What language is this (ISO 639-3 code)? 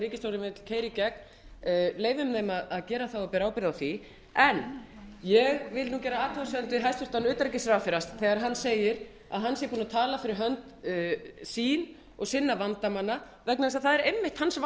isl